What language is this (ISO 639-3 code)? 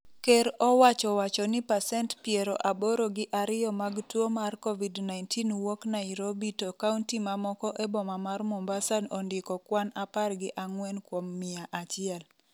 luo